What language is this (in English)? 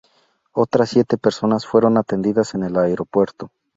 Spanish